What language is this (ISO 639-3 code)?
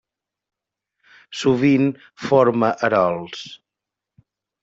cat